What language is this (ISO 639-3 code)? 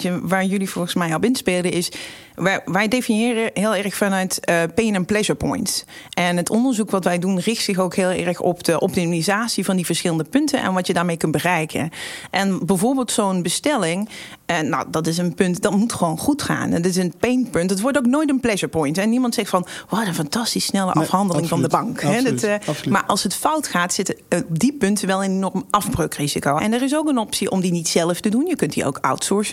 nld